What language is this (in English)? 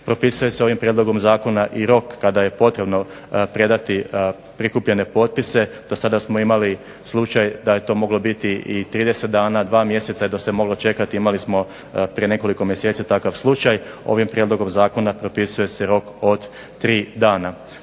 Croatian